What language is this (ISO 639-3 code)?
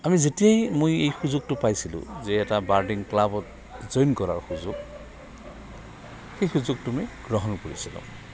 asm